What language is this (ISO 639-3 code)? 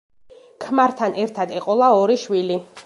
kat